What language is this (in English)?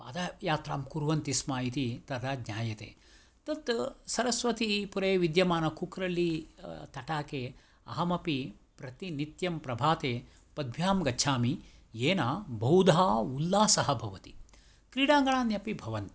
Sanskrit